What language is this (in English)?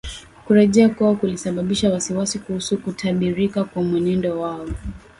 Swahili